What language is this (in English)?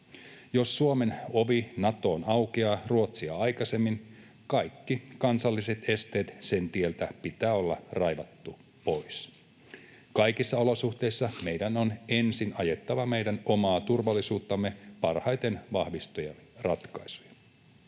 Finnish